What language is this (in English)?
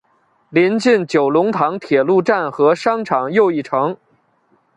Chinese